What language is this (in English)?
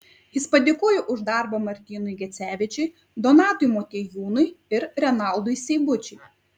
Lithuanian